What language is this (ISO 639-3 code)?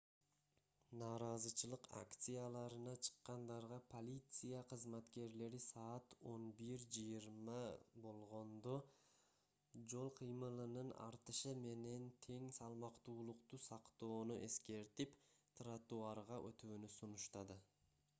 kir